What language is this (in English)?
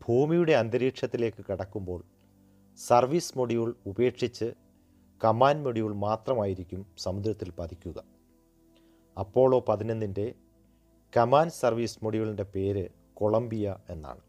Malayalam